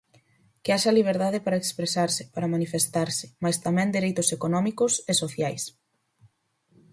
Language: Galician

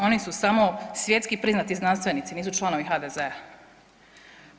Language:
Croatian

